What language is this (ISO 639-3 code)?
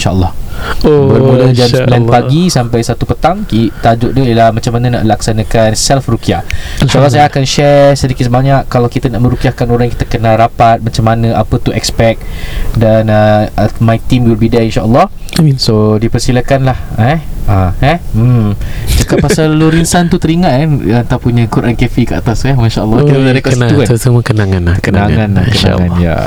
msa